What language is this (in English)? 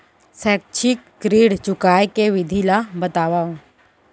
Chhattisgarhi